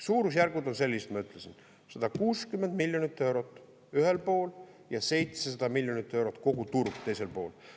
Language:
Estonian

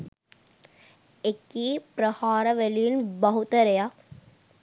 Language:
Sinhala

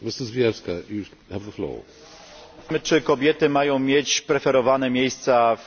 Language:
Polish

